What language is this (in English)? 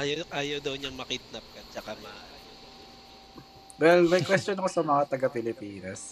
Filipino